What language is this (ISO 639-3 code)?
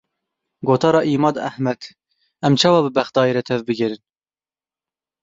kur